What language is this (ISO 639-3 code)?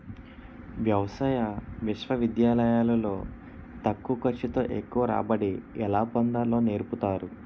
tel